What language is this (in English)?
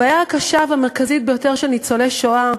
Hebrew